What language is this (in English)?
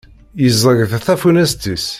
Kabyle